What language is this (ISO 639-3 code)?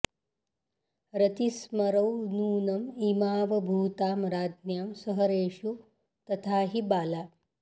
san